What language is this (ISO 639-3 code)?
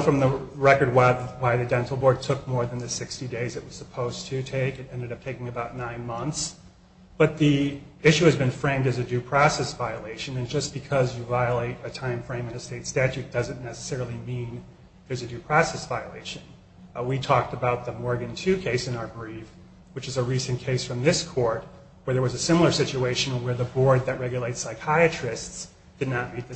eng